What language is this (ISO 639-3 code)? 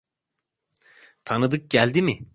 tur